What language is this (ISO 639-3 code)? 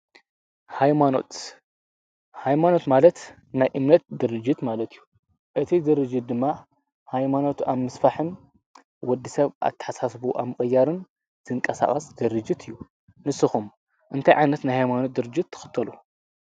tir